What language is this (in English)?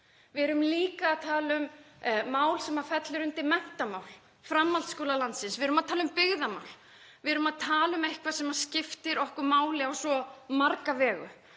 Icelandic